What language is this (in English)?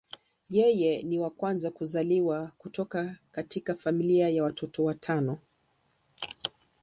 Swahili